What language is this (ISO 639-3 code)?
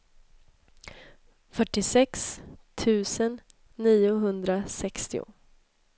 swe